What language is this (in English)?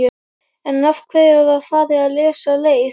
Icelandic